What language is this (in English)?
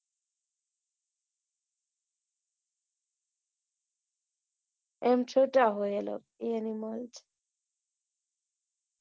Gujarati